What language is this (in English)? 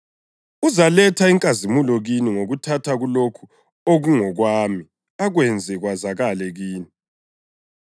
North Ndebele